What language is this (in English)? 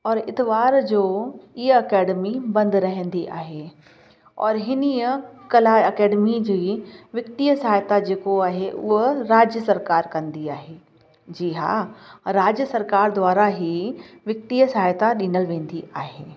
Sindhi